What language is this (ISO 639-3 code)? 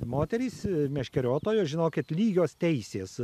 lit